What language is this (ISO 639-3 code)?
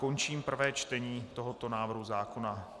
ces